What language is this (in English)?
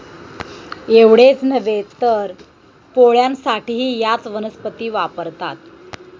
Marathi